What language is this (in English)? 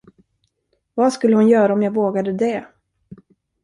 Swedish